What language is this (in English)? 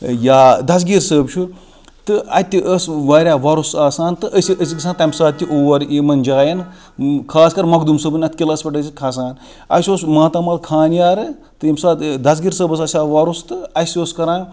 Kashmiri